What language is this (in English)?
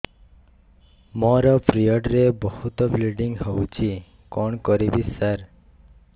Odia